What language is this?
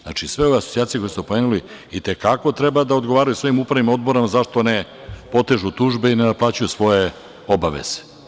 Serbian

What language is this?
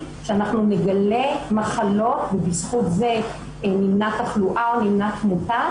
Hebrew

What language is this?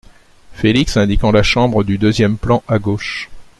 French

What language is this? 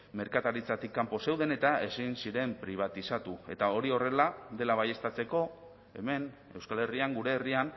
Basque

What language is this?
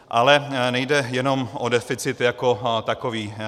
Czech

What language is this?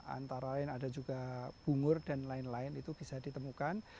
Indonesian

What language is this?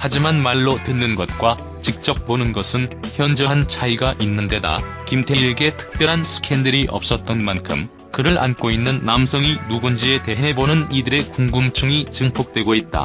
Korean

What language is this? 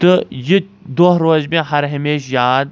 Kashmiri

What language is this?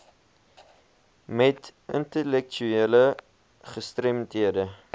Afrikaans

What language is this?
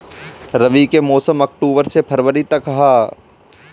Bhojpuri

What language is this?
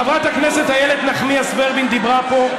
Hebrew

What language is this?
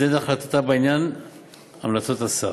Hebrew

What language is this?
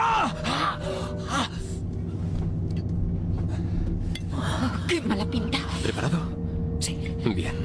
Spanish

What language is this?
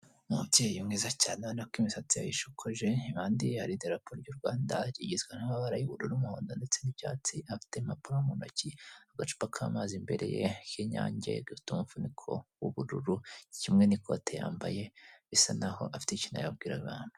Kinyarwanda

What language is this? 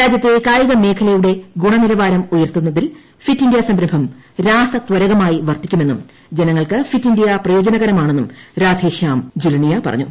Malayalam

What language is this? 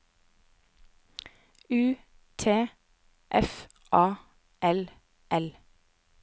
Norwegian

